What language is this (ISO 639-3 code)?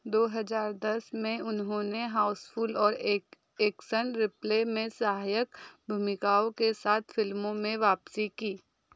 hin